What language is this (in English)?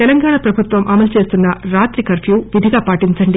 Telugu